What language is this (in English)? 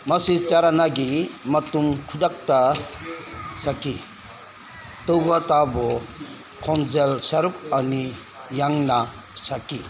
Manipuri